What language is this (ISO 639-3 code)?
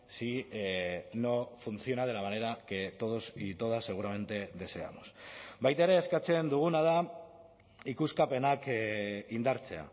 spa